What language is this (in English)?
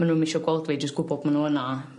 Welsh